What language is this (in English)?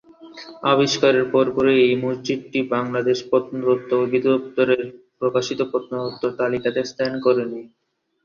Bangla